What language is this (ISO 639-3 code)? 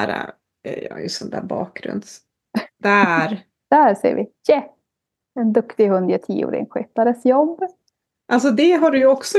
swe